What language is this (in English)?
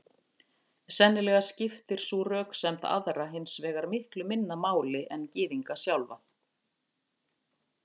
Icelandic